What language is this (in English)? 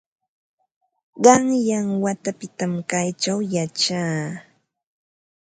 Ambo-Pasco Quechua